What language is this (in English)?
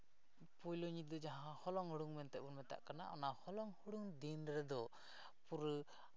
Santali